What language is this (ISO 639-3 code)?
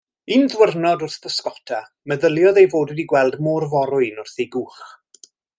cym